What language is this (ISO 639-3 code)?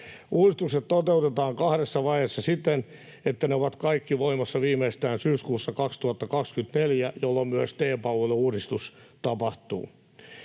fin